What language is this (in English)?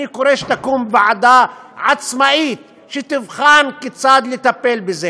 Hebrew